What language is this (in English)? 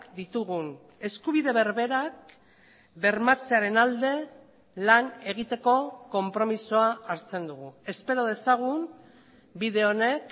Basque